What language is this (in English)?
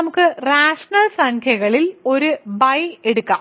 Malayalam